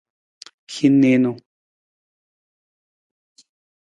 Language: Nawdm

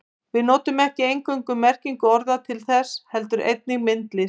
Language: Icelandic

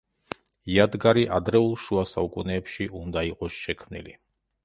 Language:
Georgian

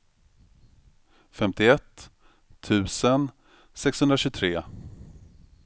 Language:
Swedish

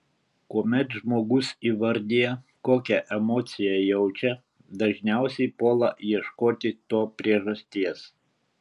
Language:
Lithuanian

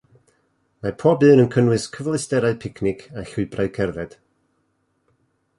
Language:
Welsh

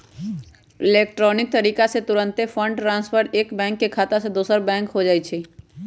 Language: Magahi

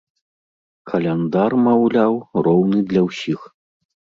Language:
Belarusian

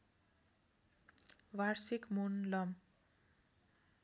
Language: Nepali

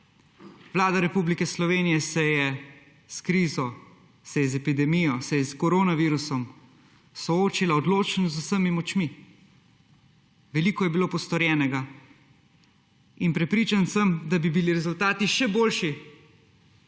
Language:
Slovenian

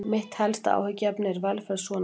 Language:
Icelandic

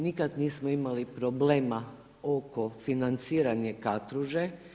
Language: Croatian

